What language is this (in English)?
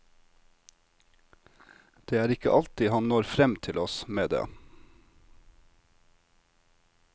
Norwegian